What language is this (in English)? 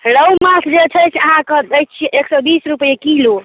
Maithili